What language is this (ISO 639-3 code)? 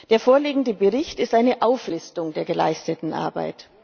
deu